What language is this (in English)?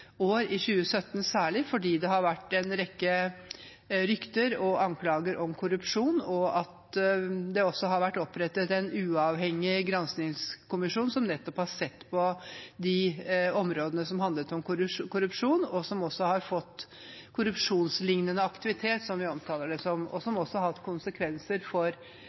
Norwegian Bokmål